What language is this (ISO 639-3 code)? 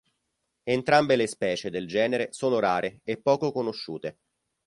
ita